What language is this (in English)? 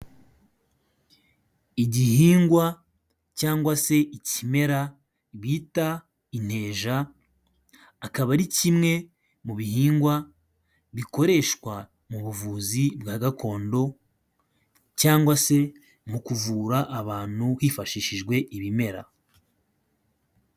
Kinyarwanda